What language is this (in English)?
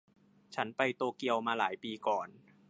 Thai